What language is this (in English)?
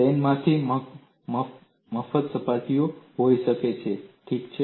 Gujarati